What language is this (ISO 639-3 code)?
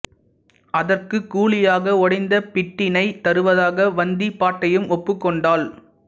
tam